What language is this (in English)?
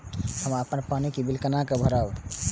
Maithili